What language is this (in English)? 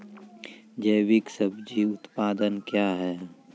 Maithili